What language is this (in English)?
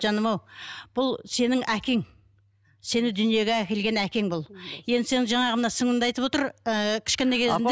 Kazakh